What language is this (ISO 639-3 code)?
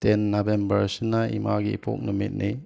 mni